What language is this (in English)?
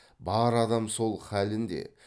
Kazakh